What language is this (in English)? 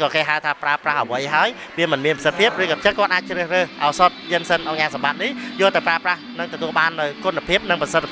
Thai